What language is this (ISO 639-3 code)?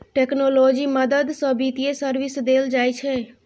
mai